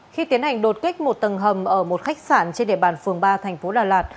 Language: Vietnamese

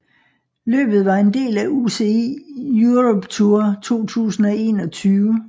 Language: Danish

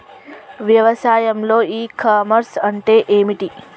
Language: Telugu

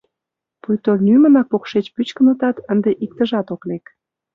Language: Mari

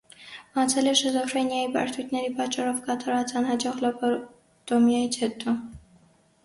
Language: Armenian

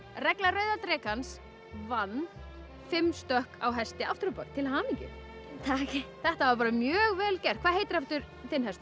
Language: Icelandic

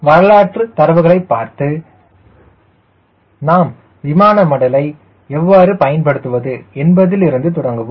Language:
Tamil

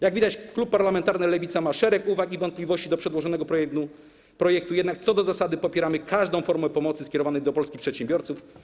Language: Polish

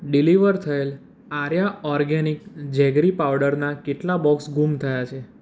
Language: Gujarati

